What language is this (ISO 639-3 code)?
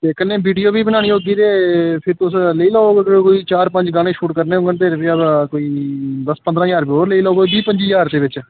doi